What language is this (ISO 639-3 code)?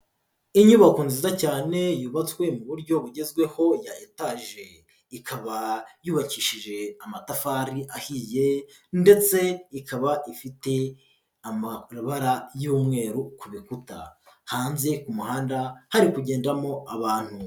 kin